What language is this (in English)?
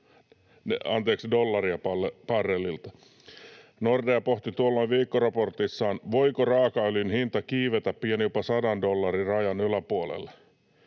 Finnish